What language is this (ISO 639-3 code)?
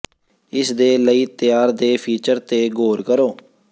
pan